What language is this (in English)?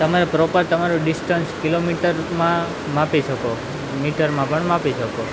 Gujarati